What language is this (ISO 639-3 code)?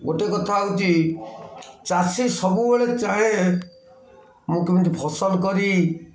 ori